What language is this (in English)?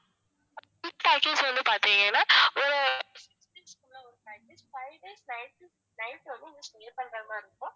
Tamil